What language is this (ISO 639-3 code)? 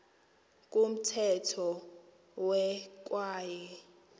xho